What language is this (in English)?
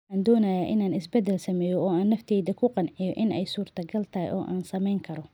Somali